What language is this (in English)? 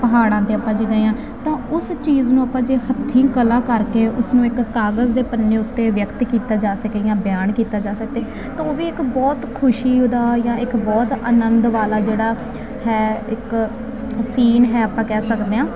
Punjabi